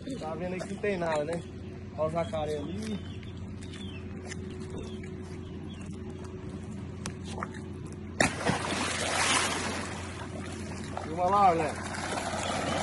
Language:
Portuguese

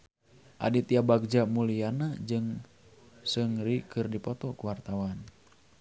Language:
Sundanese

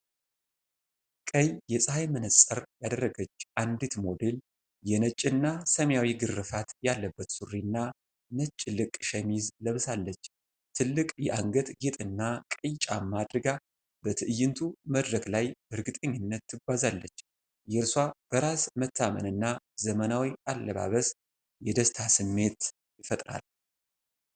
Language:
Amharic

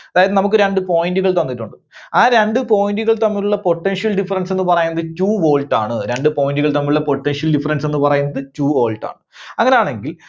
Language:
Malayalam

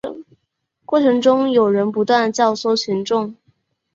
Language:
Chinese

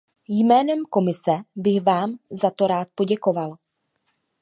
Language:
Czech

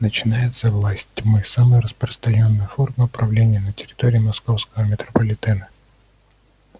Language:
Russian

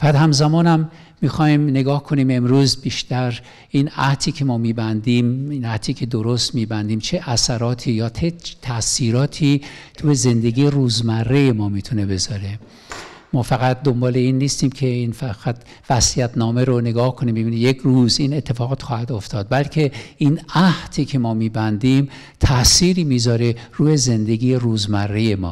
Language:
Persian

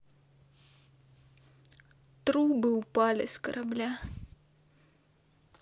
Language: Russian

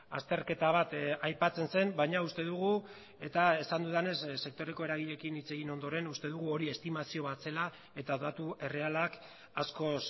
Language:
Basque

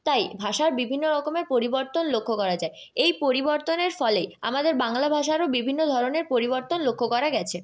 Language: Bangla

